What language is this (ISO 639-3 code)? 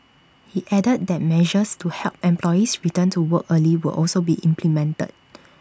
eng